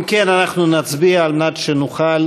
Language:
Hebrew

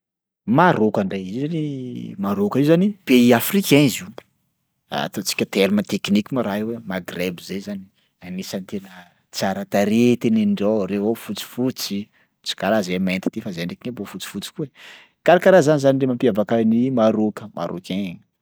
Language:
Sakalava Malagasy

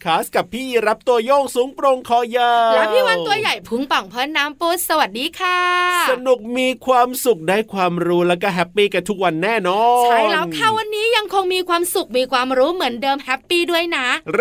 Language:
Thai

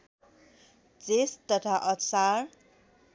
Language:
Nepali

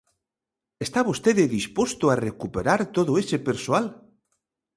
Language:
Galician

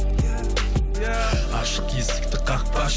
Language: Kazakh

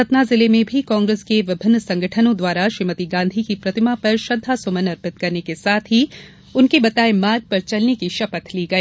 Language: Hindi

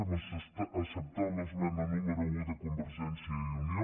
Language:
Catalan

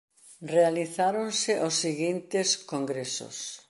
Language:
Galician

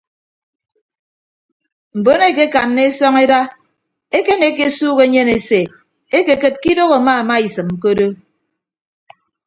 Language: Ibibio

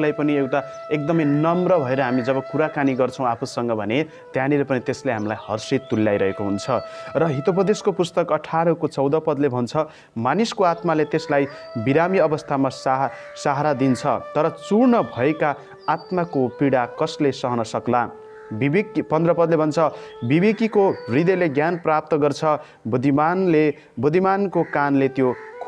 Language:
Nepali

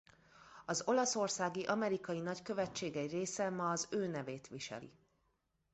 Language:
Hungarian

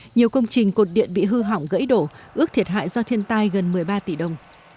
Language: Vietnamese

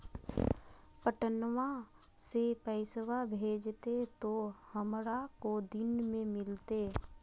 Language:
Magahi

